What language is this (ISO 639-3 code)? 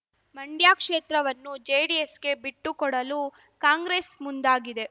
kan